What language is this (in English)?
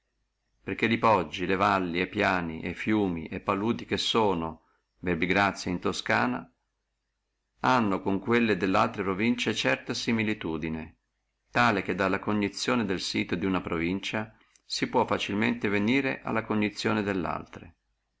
Italian